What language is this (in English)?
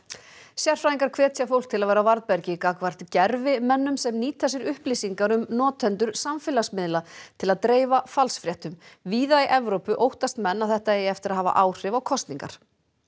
Icelandic